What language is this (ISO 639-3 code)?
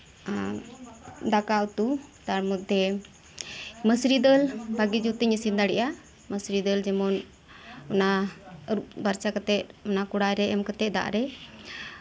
sat